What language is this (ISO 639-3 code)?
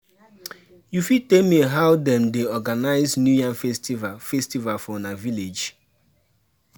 pcm